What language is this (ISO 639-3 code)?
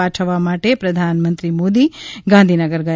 guj